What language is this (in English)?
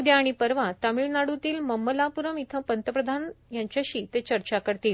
Marathi